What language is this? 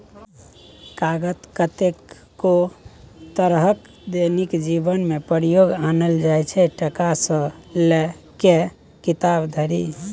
Maithili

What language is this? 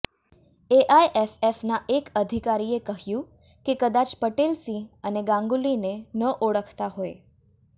Gujarati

